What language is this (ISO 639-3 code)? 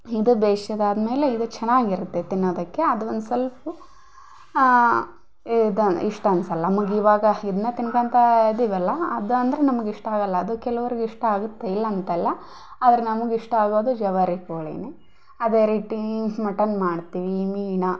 kan